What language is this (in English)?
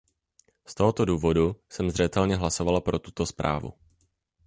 Czech